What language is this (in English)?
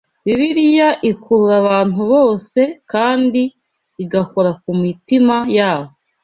Kinyarwanda